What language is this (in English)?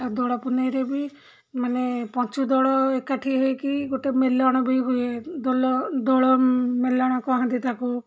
Odia